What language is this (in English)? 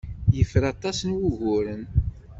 Kabyle